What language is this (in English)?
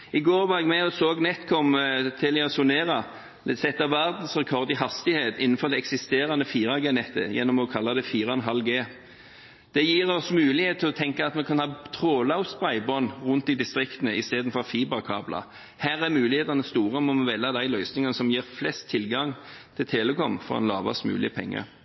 Norwegian Bokmål